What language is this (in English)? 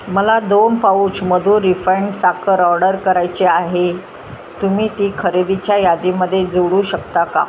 Marathi